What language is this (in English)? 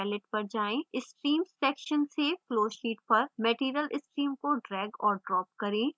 Hindi